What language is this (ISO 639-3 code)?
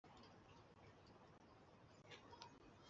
kin